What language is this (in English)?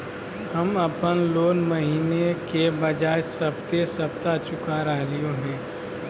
Magahi